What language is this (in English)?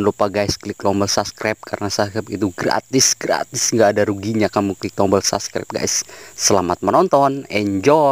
Indonesian